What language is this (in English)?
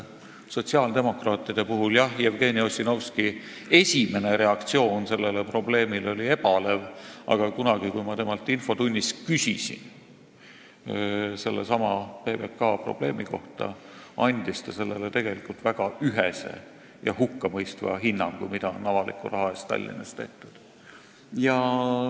Estonian